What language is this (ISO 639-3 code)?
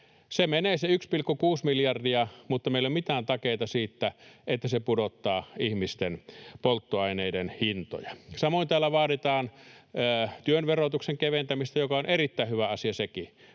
fin